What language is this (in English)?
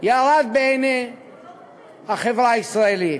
Hebrew